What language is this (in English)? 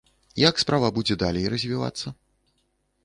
Belarusian